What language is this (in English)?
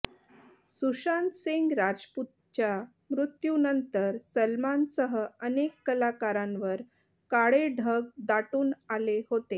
Marathi